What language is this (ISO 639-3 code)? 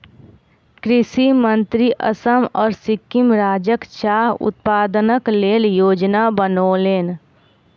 mai